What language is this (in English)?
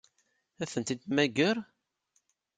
Kabyle